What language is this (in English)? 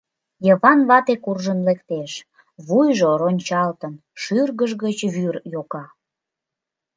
Mari